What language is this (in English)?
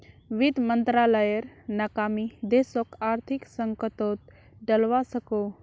Magahi